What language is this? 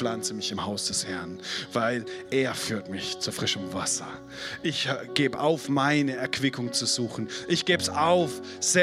German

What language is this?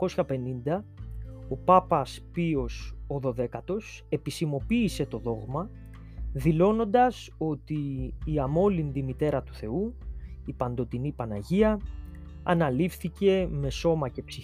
Greek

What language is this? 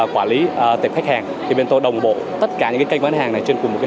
Vietnamese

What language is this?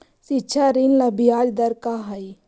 Magahi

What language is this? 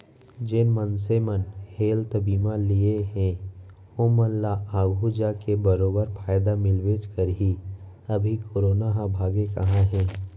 Chhattisgarhi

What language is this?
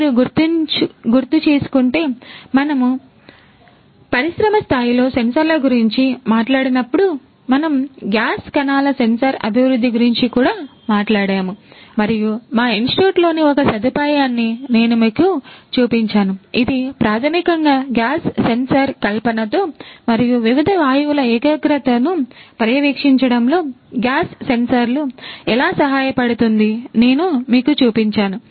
Telugu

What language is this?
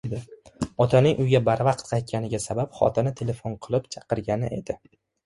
Uzbek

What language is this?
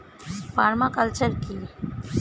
Bangla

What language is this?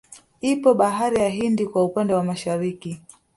Swahili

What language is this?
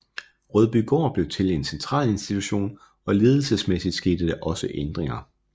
Danish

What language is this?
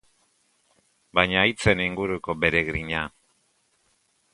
Basque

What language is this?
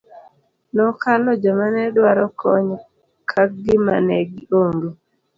Luo (Kenya and Tanzania)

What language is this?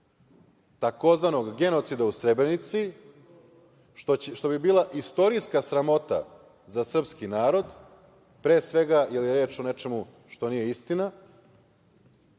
Serbian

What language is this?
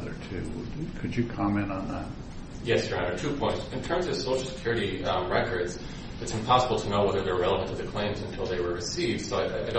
English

